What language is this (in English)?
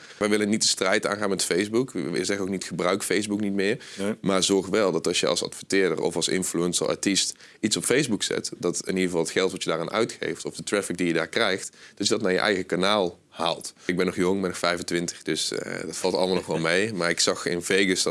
Dutch